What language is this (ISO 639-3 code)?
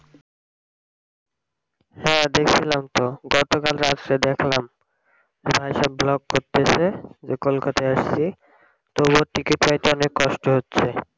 ben